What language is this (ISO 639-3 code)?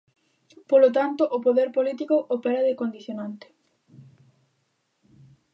glg